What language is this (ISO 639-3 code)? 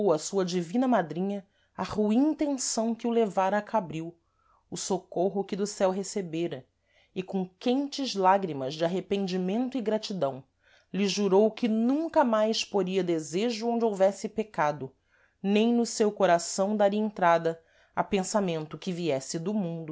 por